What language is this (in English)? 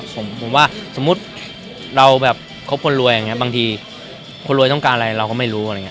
Thai